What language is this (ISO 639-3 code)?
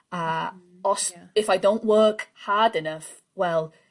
cym